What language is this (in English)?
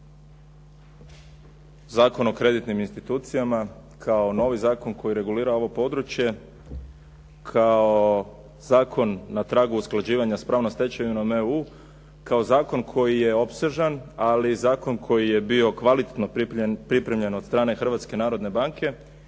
Croatian